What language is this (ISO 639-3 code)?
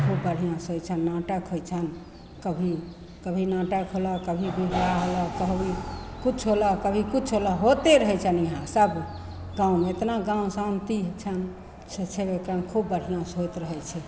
mai